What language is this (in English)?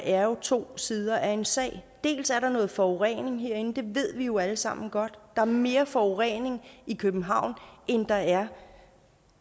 Danish